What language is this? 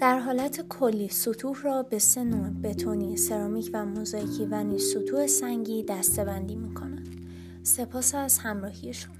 Persian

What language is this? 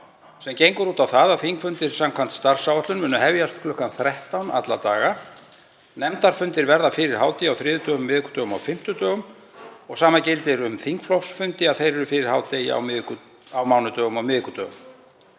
Icelandic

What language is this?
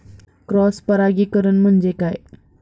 Marathi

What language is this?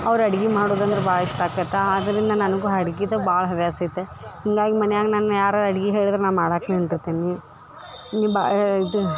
Kannada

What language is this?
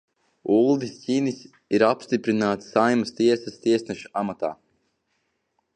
Latvian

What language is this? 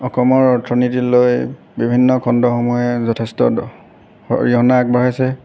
Assamese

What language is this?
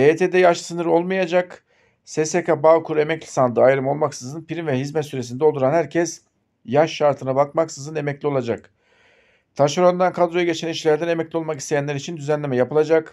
Turkish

